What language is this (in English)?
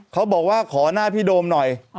Thai